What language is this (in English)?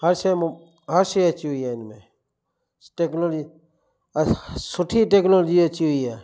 Sindhi